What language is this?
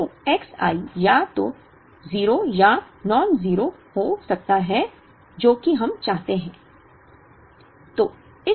Hindi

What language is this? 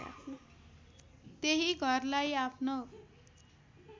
Nepali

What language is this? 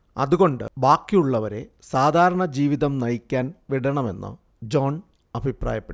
Malayalam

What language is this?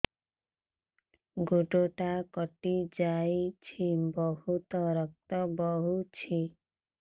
Odia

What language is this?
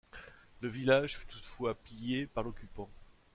French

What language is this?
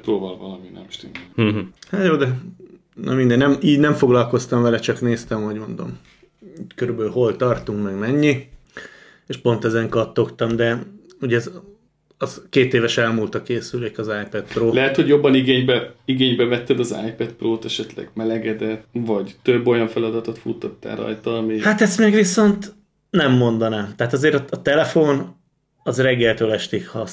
Hungarian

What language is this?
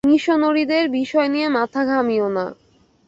Bangla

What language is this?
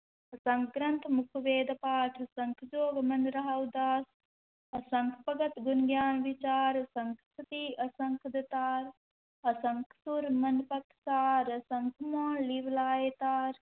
Punjabi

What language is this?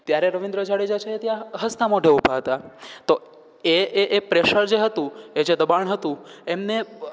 Gujarati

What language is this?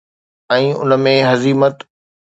Sindhi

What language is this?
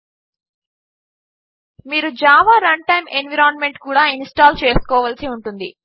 Telugu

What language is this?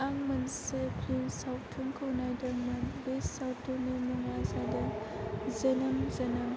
Bodo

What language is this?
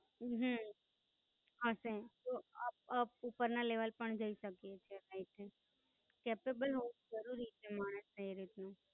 Gujarati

